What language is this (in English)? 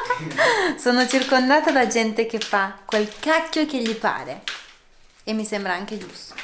Italian